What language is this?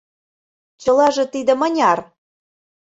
Mari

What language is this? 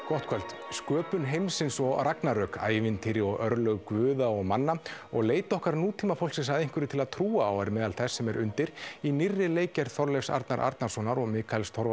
Icelandic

